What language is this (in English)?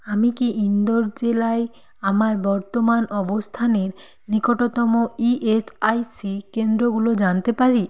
Bangla